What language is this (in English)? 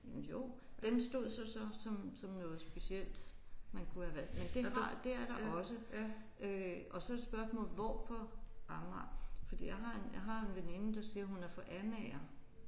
Danish